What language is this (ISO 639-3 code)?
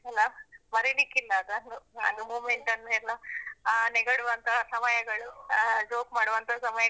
kan